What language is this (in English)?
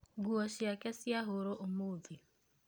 Kikuyu